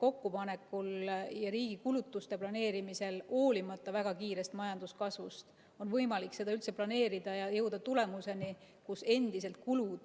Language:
Estonian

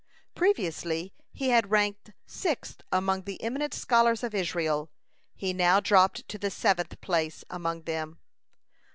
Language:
English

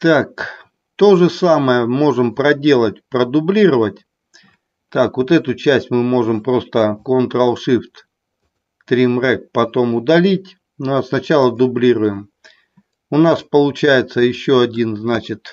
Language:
Russian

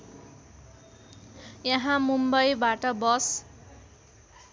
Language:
Nepali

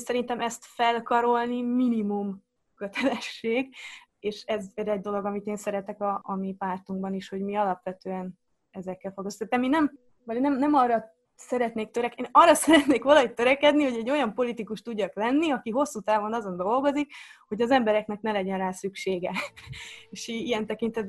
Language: Hungarian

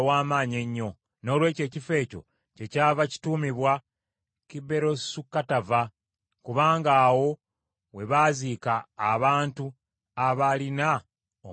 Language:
Ganda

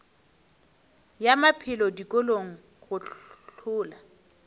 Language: Northern Sotho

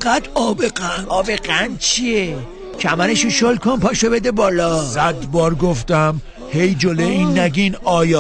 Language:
Persian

